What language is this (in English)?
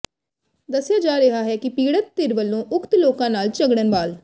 Punjabi